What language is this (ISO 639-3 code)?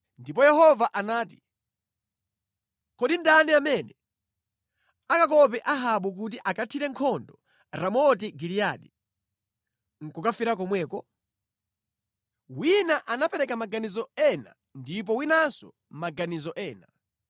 nya